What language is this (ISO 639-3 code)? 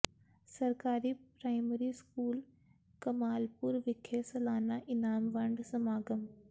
pan